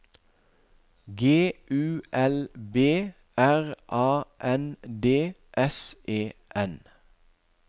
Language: Norwegian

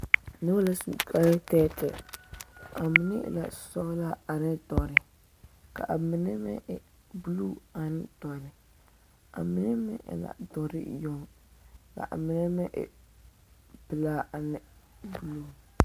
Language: Southern Dagaare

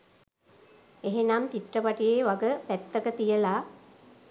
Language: Sinhala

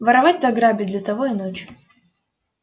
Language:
Russian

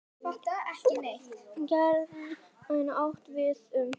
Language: Icelandic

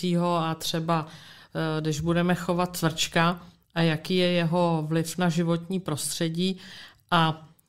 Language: Czech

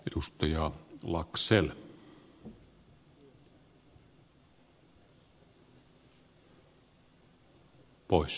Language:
Finnish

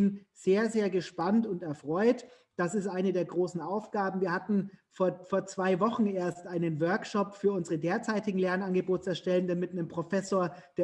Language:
German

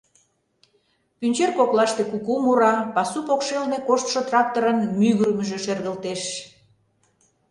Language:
Mari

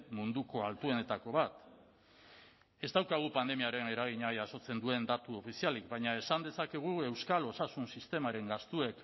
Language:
Basque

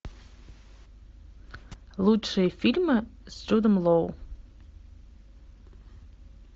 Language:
Russian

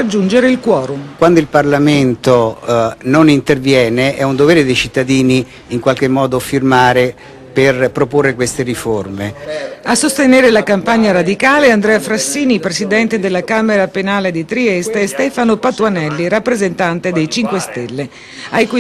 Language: Italian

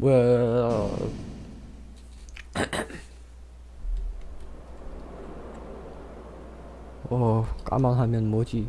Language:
Korean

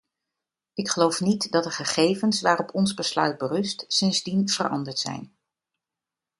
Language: Dutch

